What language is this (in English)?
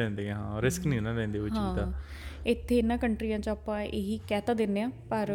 Punjabi